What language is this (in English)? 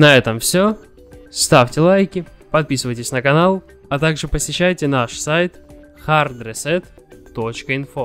Russian